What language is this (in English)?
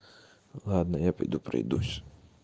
Russian